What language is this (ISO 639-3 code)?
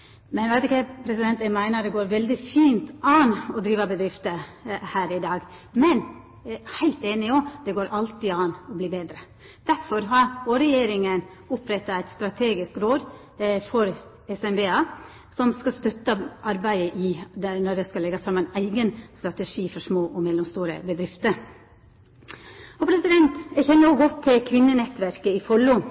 nno